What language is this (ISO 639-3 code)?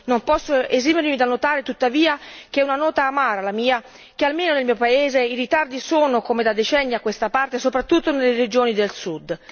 ita